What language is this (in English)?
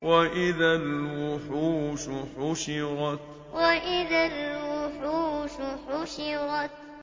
Arabic